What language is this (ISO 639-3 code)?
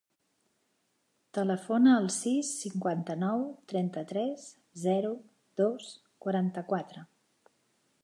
cat